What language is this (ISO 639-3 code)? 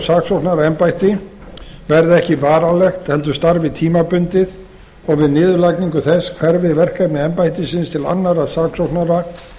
isl